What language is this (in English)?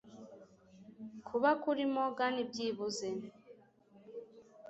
Kinyarwanda